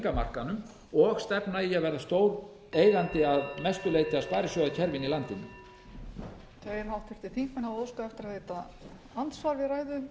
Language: Icelandic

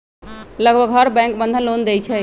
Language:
Magahi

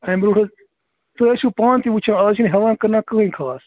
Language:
Kashmiri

